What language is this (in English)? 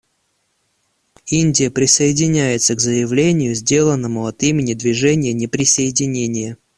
Russian